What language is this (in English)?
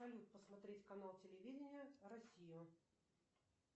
Russian